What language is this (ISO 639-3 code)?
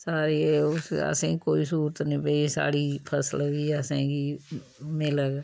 doi